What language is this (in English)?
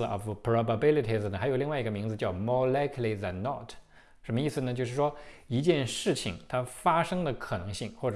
Chinese